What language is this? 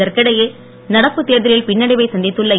Tamil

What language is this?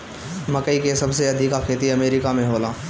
Bhojpuri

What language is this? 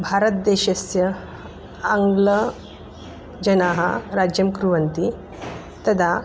Sanskrit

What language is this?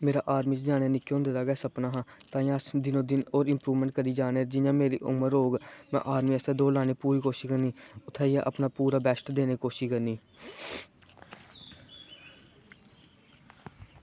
Dogri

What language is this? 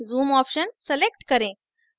Hindi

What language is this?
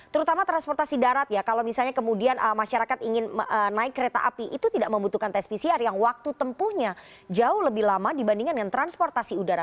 Indonesian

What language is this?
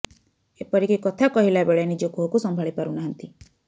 Odia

